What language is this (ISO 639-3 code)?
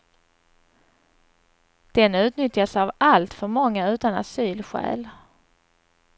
swe